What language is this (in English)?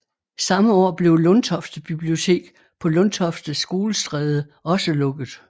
Danish